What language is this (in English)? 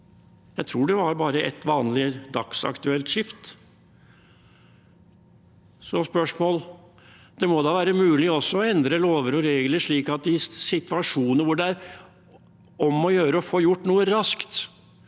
Norwegian